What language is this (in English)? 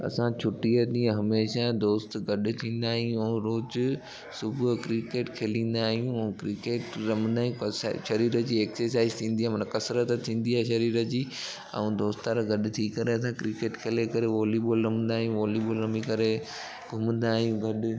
Sindhi